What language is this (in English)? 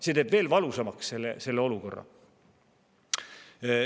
Estonian